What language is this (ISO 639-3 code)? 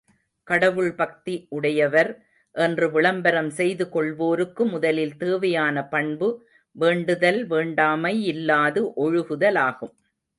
tam